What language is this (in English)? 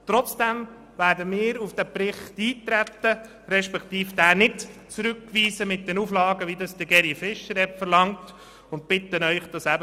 Swiss German